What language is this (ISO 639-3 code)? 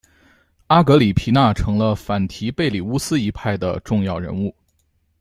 zho